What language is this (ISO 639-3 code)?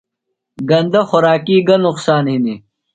phl